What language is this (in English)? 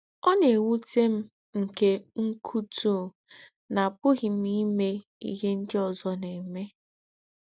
Igbo